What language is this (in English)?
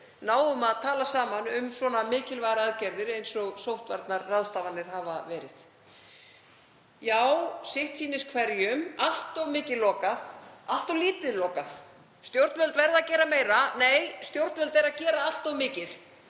Icelandic